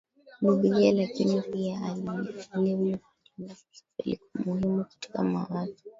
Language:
Swahili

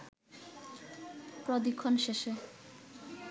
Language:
Bangla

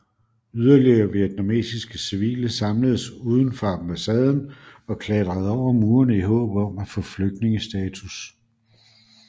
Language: Danish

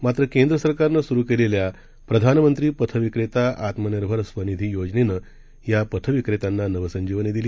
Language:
Marathi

